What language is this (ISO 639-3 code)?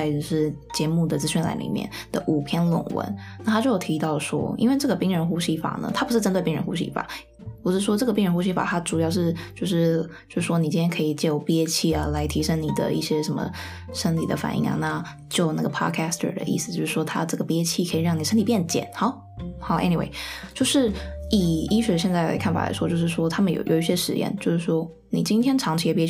zho